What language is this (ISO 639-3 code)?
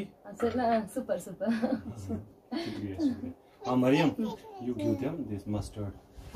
ara